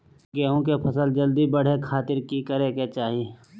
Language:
Magahi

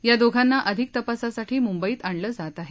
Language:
Marathi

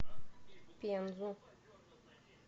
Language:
Russian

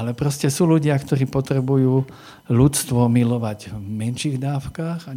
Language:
Slovak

